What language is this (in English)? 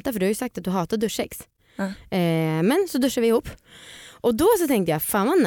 Swedish